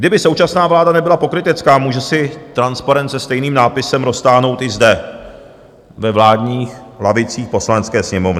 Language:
Czech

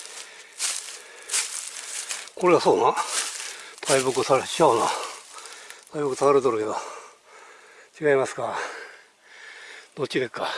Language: Japanese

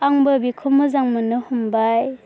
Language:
Bodo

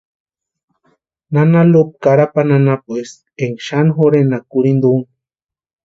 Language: Western Highland Purepecha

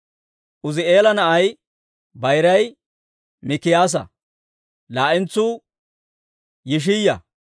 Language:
Dawro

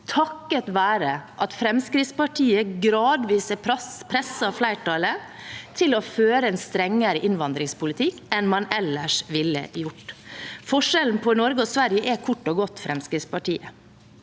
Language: Norwegian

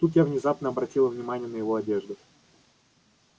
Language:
Russian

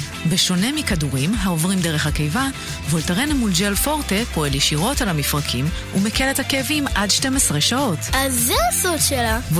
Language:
Hebrew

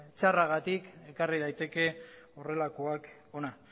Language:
Basque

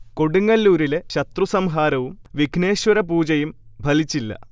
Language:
Malayalam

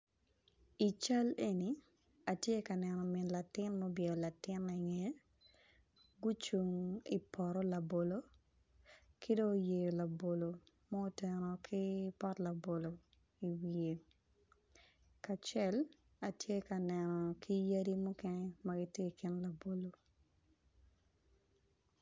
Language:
Acoli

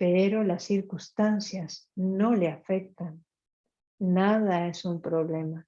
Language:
Spanish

